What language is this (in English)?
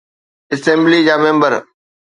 Sindhi